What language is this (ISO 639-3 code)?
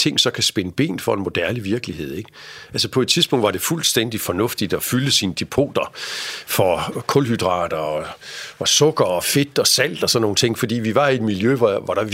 dan